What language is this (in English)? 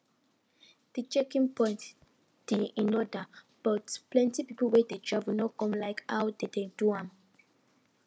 Nigerian Pidgin